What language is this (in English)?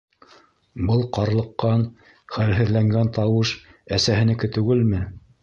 Bashkir